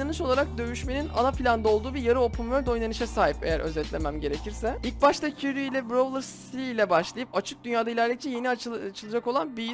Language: Turkish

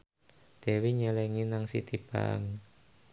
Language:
Javanese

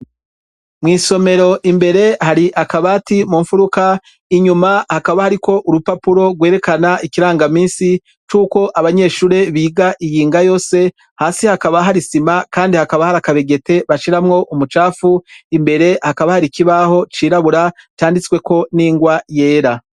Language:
Rundi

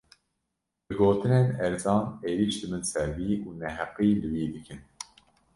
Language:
Kurdish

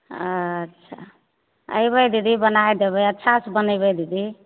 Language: Maithili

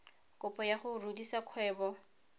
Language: Tswana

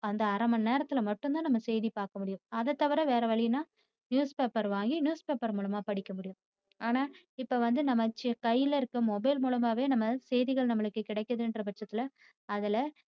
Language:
Tamil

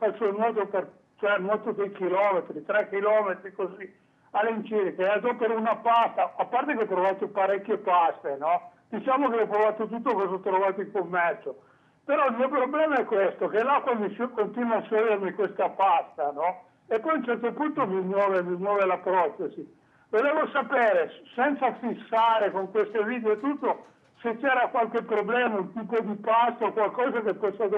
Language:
Italian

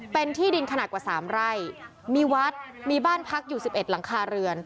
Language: Thai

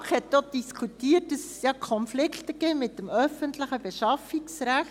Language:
Swiss German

